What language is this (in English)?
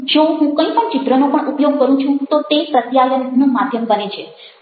Gujarati